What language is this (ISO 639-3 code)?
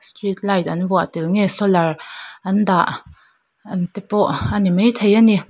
lus